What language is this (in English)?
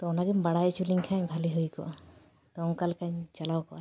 Santali